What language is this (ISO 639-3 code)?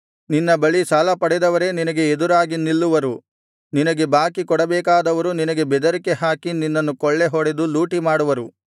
kan